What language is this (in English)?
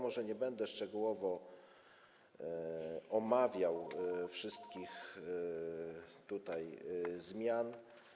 Polish